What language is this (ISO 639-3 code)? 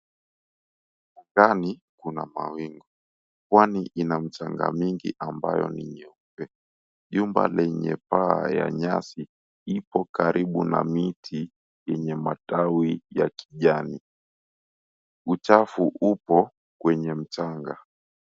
swa